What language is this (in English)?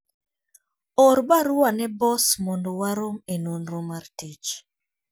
Luo (Kenya and Tanzania)